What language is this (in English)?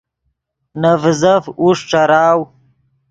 Yidgha